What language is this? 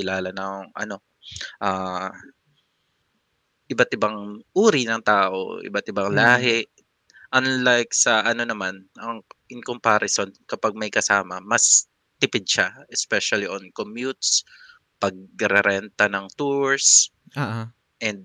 Filipino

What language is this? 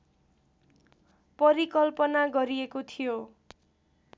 Nepali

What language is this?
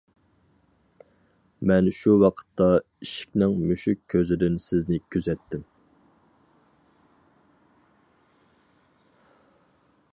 Uyghur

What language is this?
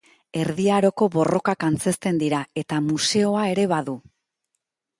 Basque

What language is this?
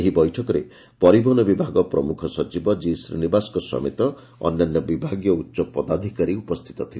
Odia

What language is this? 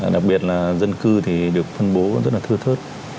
Vietnamese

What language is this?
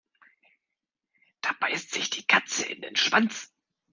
German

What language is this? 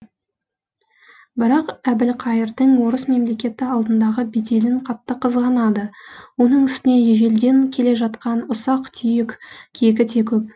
Kazakh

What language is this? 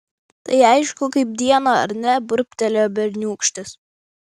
Lithuanian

